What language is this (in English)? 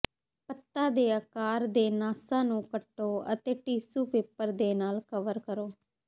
Punjabi